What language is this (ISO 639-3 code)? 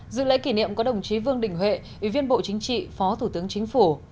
vie